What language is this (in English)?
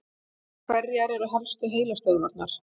Icelandic